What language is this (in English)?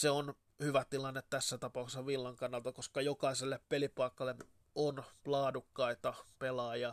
Finnish